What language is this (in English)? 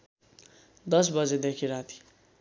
Nepali